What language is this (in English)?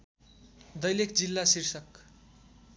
Nepali